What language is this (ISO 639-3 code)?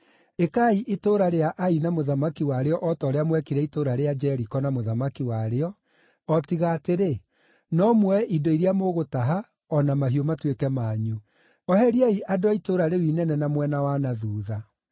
kik